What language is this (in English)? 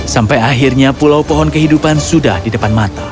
Indonesian